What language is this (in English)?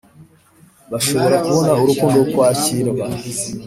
Kinyarwanda